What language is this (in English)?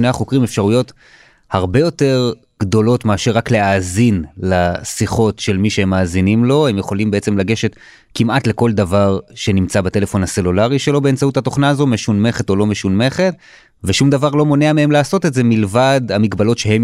Hebrew